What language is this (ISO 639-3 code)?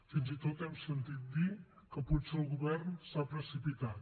cat